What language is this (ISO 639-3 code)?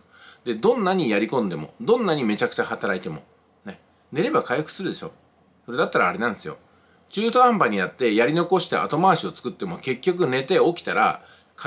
jpn